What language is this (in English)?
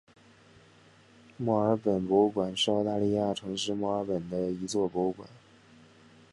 Chinese